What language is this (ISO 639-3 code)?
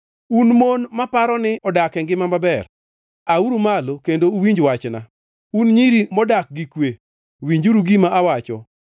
luo